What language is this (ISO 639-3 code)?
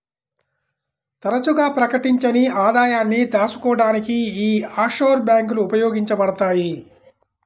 tel